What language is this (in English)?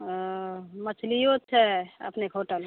Maithili